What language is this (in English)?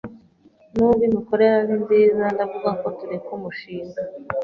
Kinyarwanda